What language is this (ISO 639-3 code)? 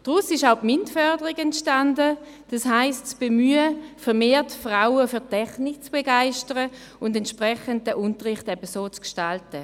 gsw